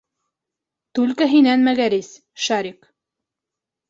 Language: Bashkir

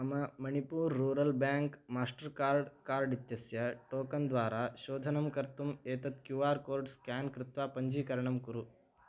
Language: Sanskrit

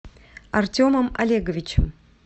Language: Russian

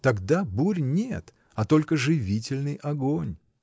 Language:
Russian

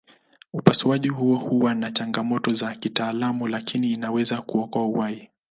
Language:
Swahili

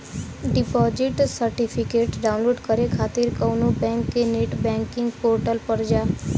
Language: Bhojpuri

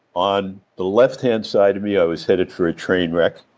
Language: English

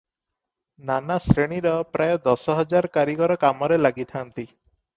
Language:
Odia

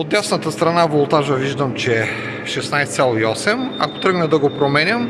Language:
Bulgarian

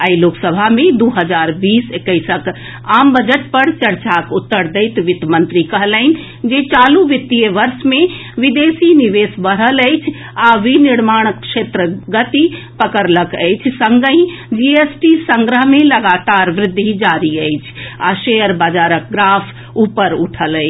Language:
Maithili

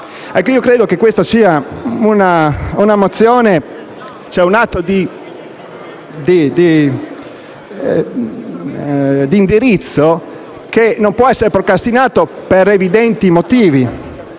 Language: Italian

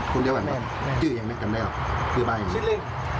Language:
Thai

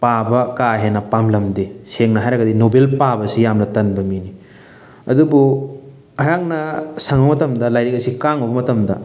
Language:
Manipuri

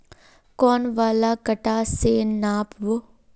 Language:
Magahi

